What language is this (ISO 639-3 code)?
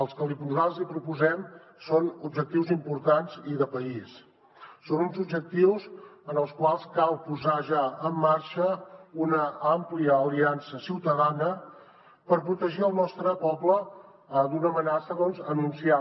cat